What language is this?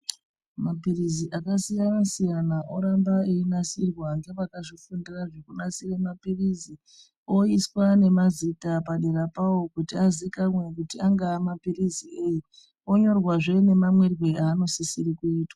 Ndau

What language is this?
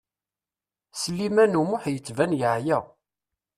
Kabyle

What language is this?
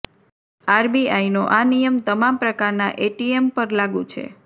Gujarati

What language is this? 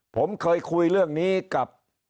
Thai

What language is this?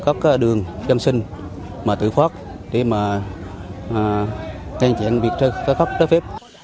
Vietnamese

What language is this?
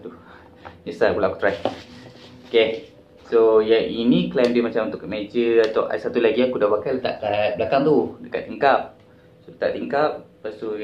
Malay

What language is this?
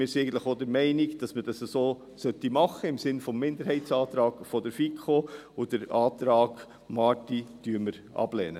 Swiss German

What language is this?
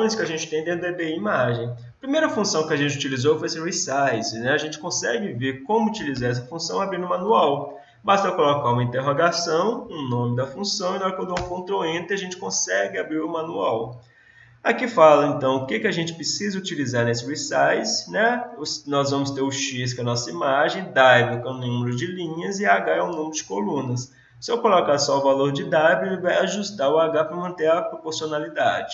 Portuguese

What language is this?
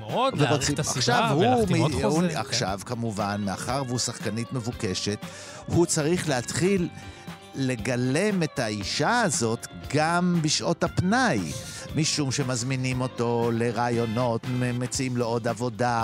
Hebrew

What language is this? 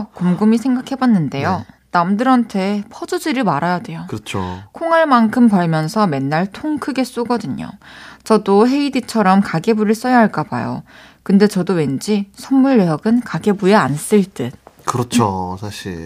Korean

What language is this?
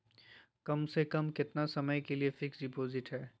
Magahi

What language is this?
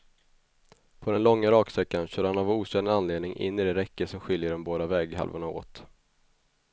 Swedish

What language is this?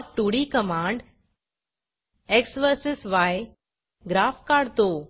Marathi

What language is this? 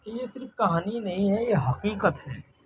Urdu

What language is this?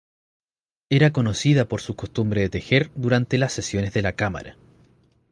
Spanish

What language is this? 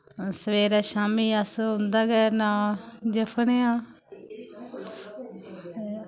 Dogri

